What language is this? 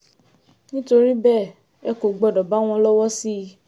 Yoruba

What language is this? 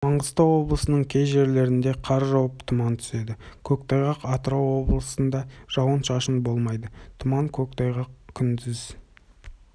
Kazakh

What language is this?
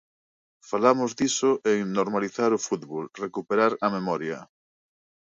Galician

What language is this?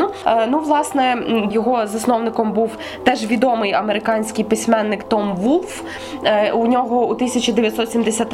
Ukrainian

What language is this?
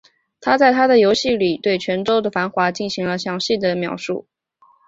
Chinese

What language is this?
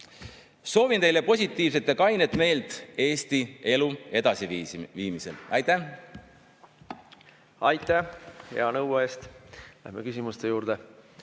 Estonian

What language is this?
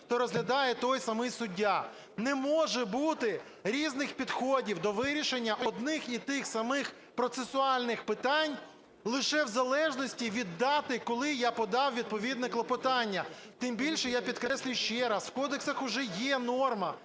Ukrainian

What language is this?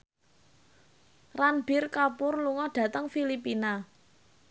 Javanese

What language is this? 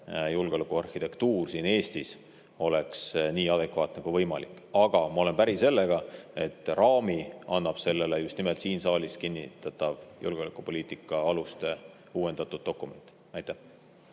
Estonian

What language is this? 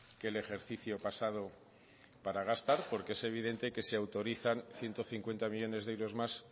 Spanish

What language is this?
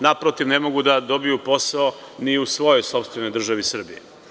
Serbian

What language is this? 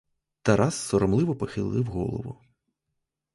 Ukrainian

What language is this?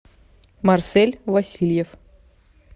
Russian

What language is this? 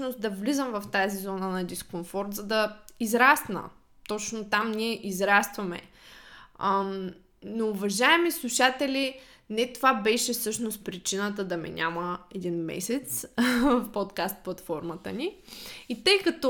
Bulgarian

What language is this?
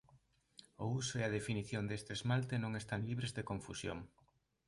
Galician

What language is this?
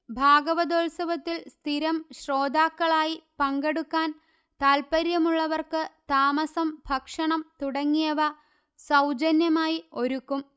Malayalam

